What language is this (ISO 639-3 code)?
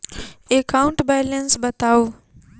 mai